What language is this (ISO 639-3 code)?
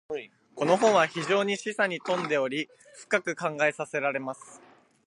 jpn